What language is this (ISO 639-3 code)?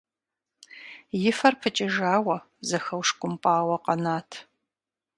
kbd